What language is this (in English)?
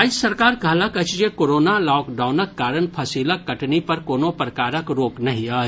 Maithili